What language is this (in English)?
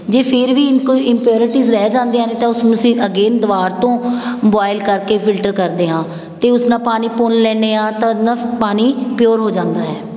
Punjabi